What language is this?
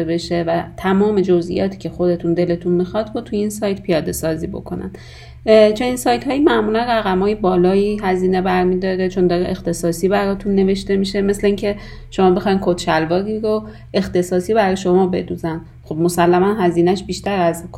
Persian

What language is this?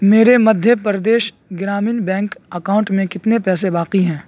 Urdu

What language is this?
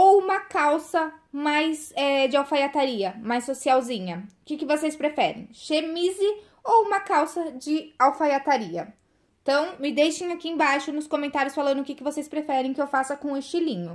Portuguese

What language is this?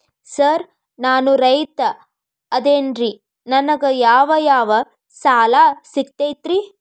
Kannada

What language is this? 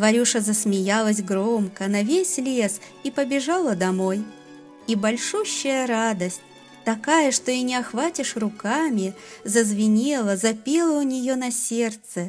Russian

